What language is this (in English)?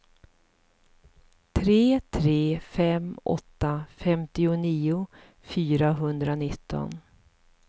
Swedish